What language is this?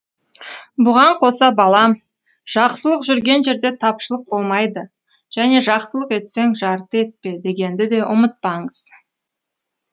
Kazakh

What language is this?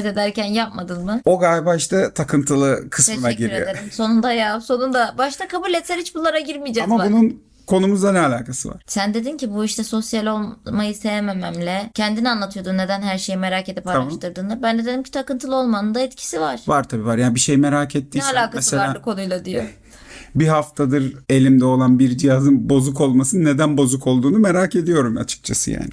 Turkish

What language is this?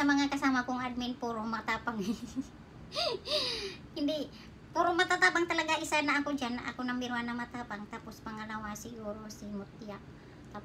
Filipino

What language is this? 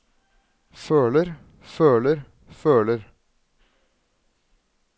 Norwegian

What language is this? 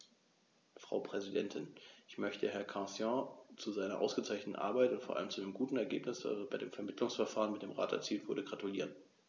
German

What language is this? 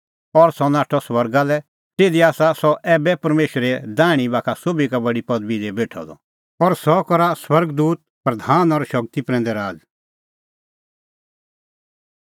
Kullu Pahari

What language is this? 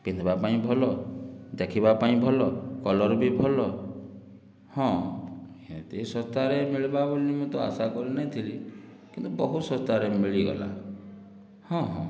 Odia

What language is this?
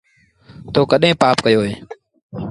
Sindhi Bhil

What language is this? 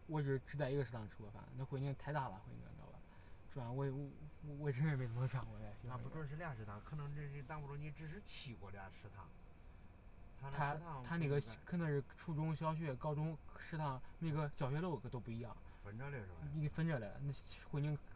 Chinese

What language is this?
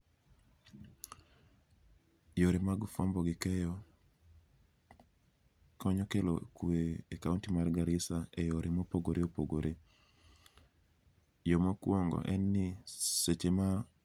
Luo (Kenya and Tanzania)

